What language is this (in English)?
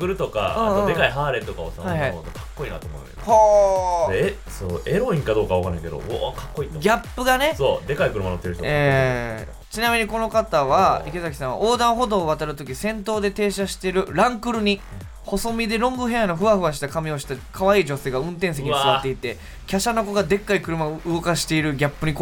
Japanese